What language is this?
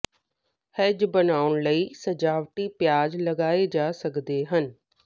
Punjabi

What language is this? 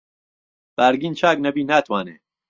Central Kurdish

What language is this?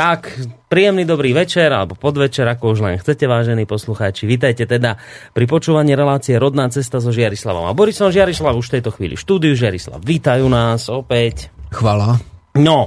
Slovak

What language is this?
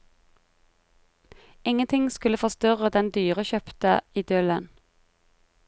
Norwegian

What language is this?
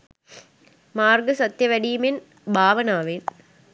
Sinhala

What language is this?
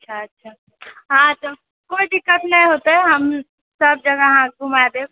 Maithili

